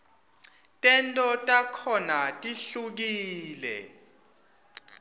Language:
Swati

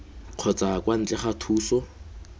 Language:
Tswana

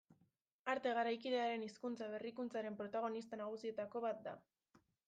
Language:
Basque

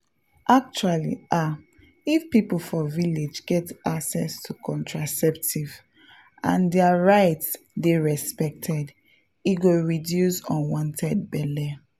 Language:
Nigerian Pidgin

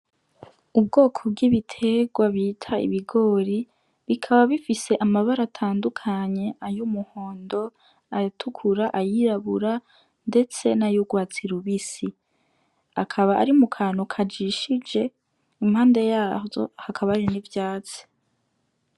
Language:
Rundi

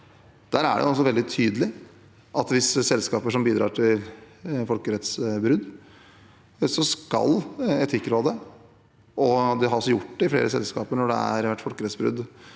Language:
Norwegian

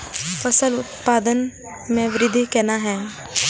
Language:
Maithili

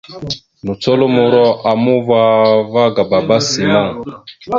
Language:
Mada (Cameroon)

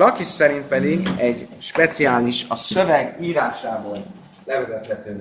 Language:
Hungarian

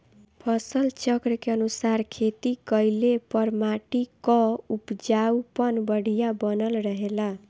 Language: Bhojpuri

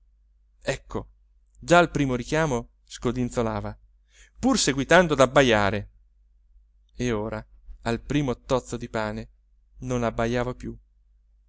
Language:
Italian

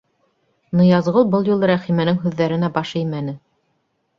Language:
Bashkir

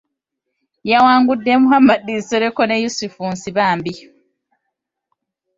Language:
Ganda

